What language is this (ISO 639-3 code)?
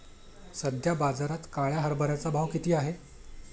mar